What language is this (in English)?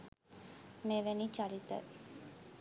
Sinhala